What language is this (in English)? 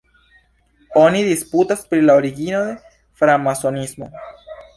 Esperanto